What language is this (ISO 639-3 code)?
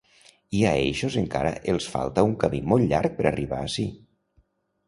cat